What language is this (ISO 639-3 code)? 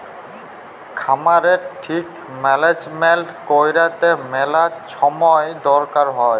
ben